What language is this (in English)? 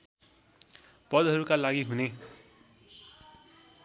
Nepali